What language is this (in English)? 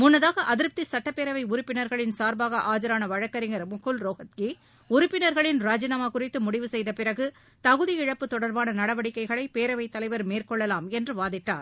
Tamil